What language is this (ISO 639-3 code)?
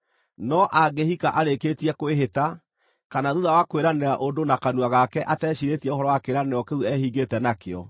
kik